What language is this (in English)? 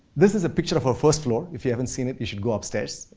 English